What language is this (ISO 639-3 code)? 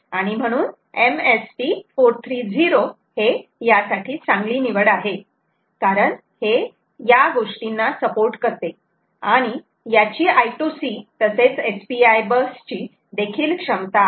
mar